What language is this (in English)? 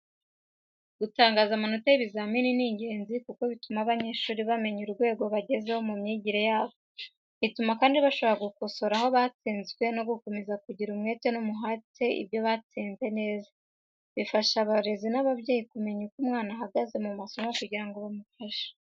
Kinyarwanda